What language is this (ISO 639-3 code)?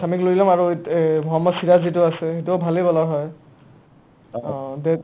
asm